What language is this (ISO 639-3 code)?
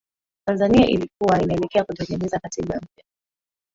swa